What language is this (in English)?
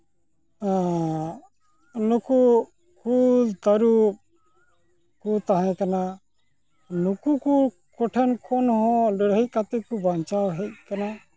Santali